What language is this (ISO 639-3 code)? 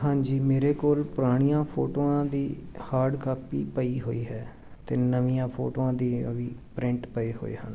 pan